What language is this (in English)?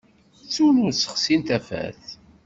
Kabyle